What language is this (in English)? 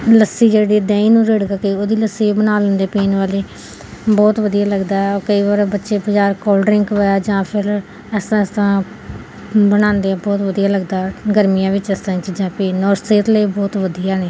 Punjabi